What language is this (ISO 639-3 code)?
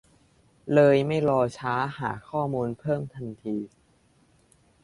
tha